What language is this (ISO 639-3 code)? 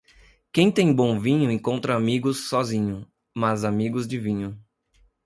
por